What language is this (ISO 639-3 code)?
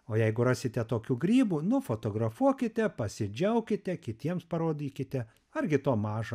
lit